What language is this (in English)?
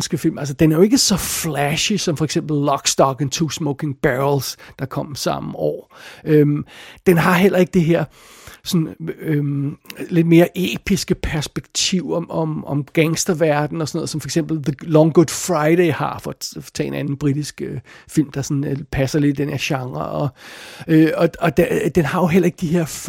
Danish